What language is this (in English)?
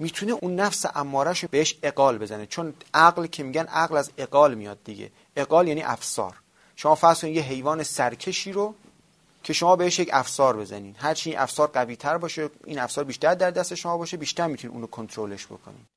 Persian